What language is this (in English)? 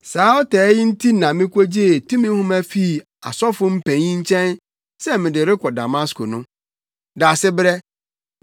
Akan